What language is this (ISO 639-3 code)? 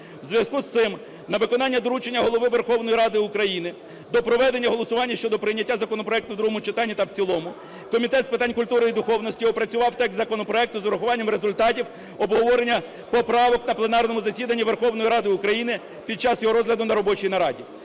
ukr